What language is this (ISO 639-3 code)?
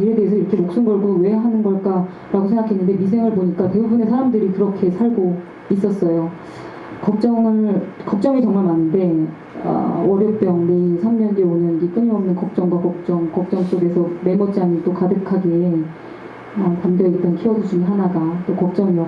kor